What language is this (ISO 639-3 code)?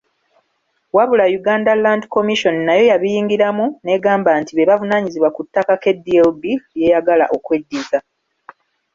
lug